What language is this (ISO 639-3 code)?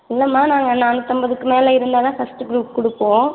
tam